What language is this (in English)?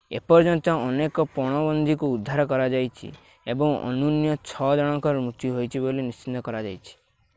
Odia